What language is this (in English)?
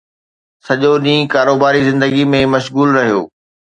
Sindhi